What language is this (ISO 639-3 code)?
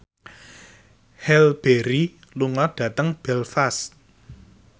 jav